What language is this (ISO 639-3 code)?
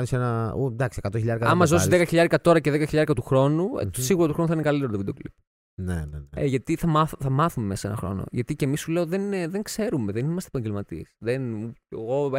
ell